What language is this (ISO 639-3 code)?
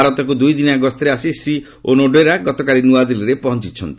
ori